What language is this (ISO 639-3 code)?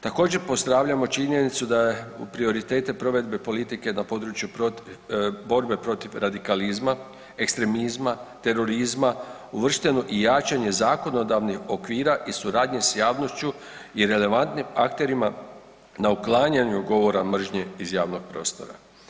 hrv